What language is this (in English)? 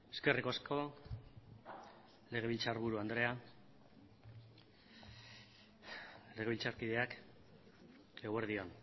Basque